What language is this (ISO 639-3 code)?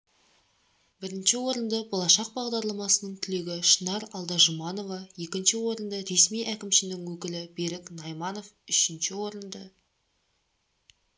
kaz